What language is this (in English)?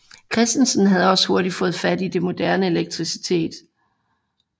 Danish